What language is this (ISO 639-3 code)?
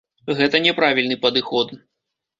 bel